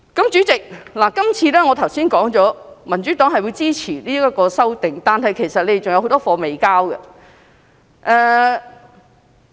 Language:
Cantonese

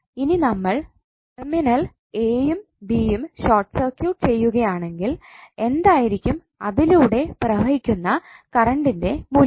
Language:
Malayalam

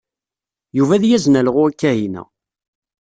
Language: Kabyle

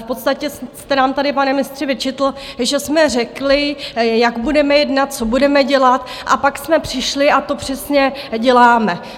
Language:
Czech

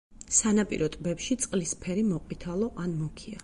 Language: Georgian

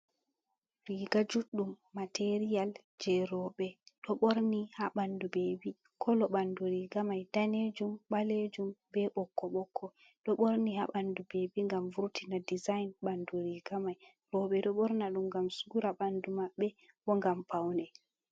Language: Fula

